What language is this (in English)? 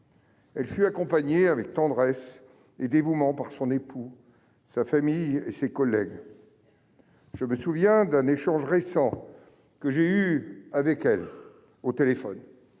French